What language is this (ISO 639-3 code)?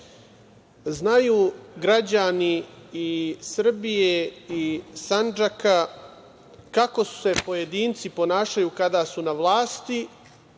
srp